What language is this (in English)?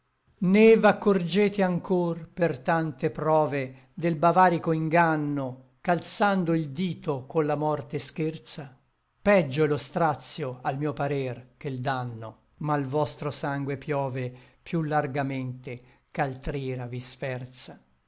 Italian